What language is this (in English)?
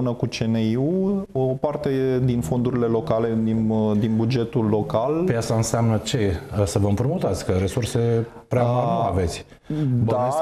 Romanian